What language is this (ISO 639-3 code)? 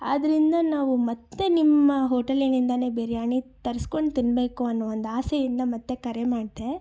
kan